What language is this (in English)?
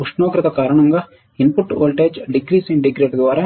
Telugu